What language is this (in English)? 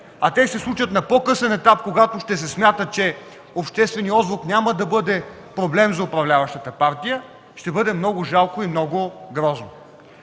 Bulgarian